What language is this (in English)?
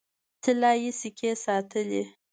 Pashto